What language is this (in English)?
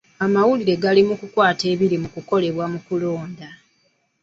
Ganda